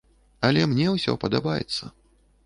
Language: Belarusian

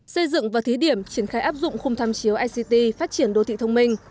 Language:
Vietnamese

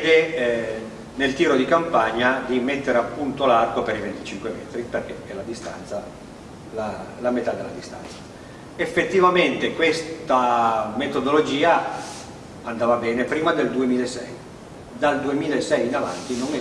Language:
Italian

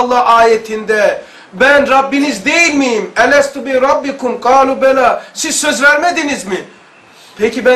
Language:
Turkish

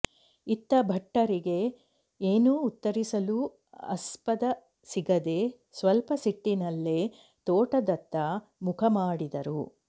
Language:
Kannada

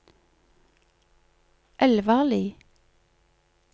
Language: Norwegian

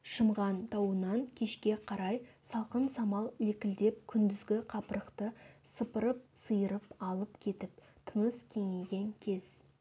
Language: Kazakh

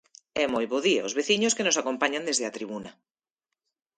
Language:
Galician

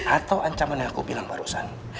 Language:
Indonesian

